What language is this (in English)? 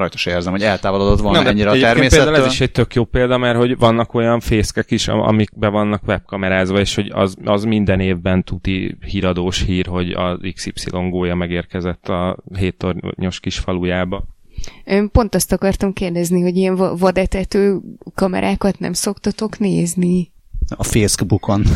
Hungarian